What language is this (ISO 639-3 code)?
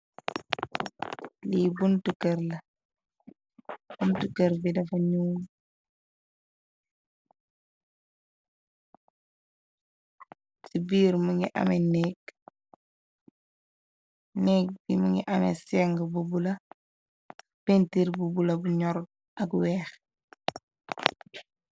wol